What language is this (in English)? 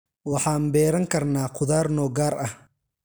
Somali